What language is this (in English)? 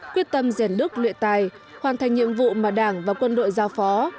Vietnamese